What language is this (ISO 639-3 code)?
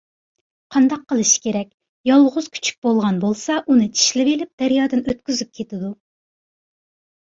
uig